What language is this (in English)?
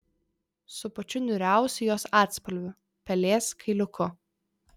Lithuanian